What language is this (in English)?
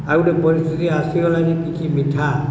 Odia